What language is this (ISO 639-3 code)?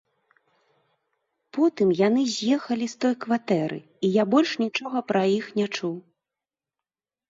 bel